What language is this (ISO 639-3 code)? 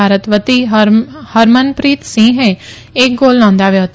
guj